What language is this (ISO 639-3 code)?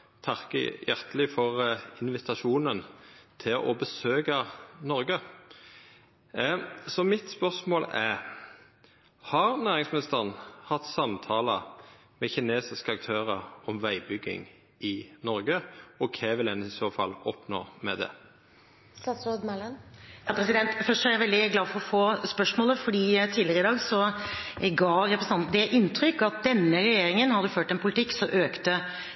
nor